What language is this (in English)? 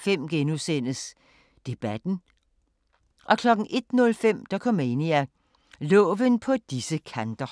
Danish